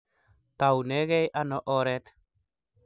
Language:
Kalenjin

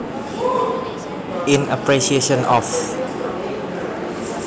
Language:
Javanese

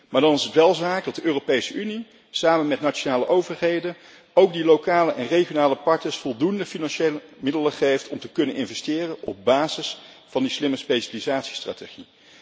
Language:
Dutch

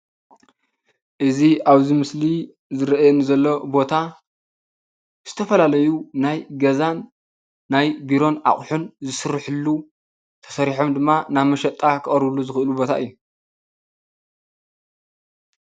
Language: Tigrinya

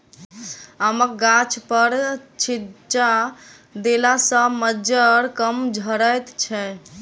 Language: Maithili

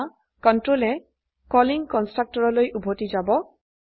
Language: Assamese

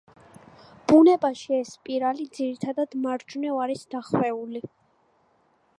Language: Georgian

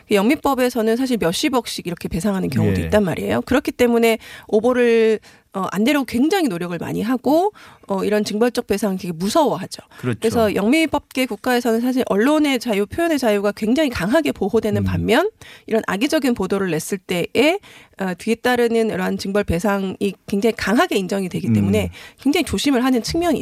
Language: Korean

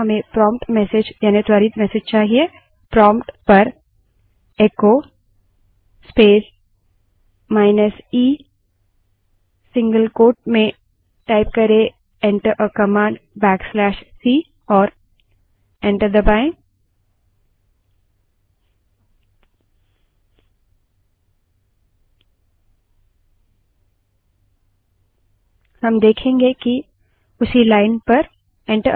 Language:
Hindi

